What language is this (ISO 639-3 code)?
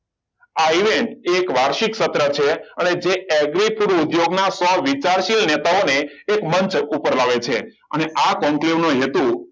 guj